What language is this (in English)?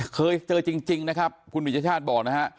Thai